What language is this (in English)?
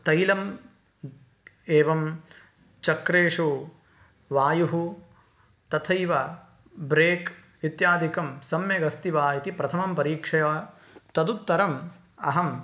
Sanskrit